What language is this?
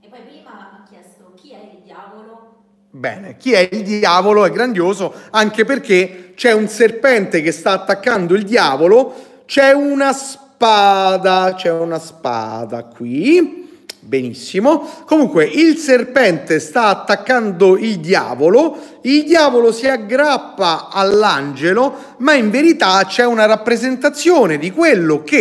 Italian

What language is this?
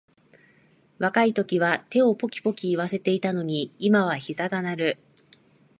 Japanese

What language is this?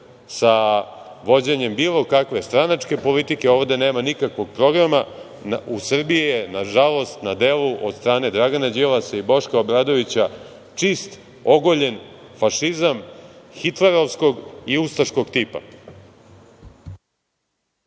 Serbian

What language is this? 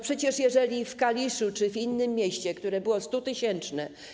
Polish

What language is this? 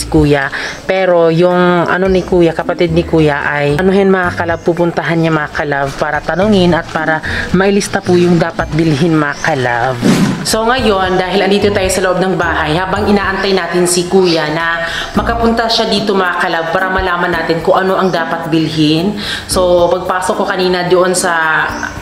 Filipino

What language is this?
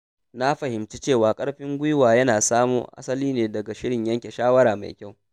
Hausa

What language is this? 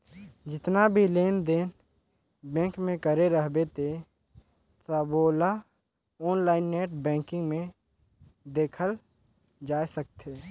Chhattisgarhi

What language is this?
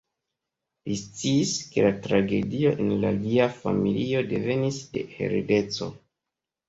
Esperanto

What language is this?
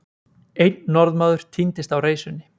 Icelandic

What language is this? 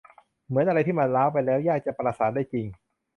Thai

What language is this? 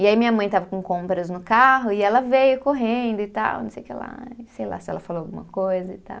Portuguese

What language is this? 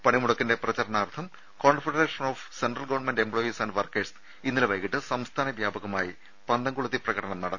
Malayalam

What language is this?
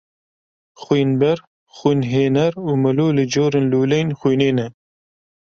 Kurdish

